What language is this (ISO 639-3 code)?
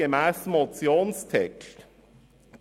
gsw